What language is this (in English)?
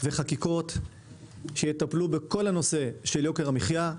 Hebrew